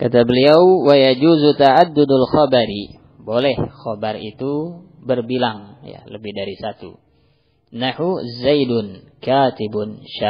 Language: Indonesian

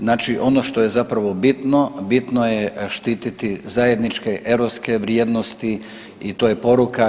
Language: Croatian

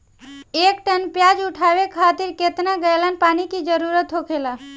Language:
Bhojpuri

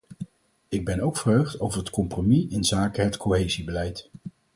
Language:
Dutch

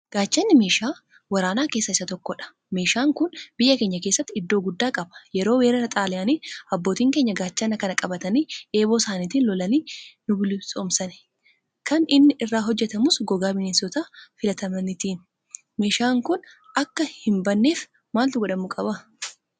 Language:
Oromo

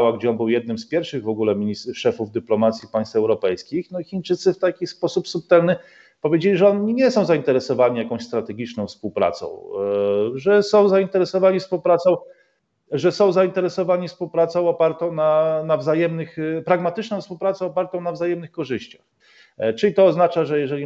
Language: Polish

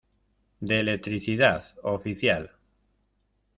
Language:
Spanish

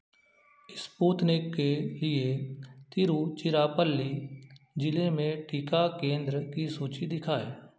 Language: Hindi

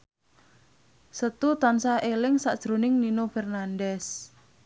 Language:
Javanese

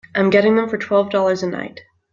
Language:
English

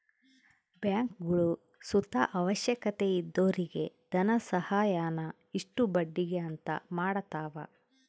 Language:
Kannada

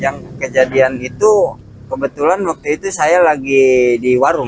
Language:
Indonesian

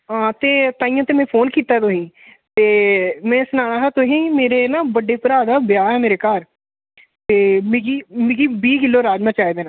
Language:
Dogri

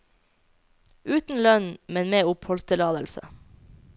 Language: Norwegian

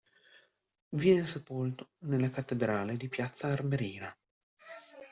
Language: Italian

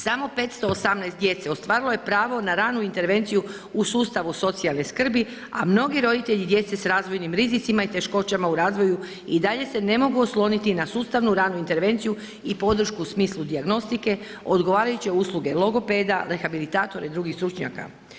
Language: Croatian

